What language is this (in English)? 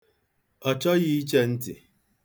Igbo